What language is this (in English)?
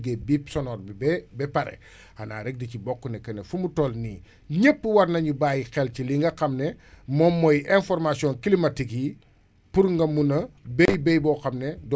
Wolof